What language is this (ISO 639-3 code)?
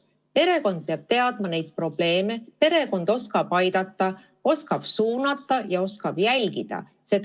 est